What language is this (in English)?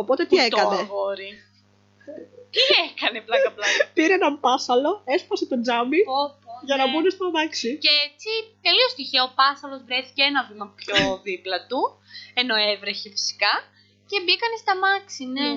Greek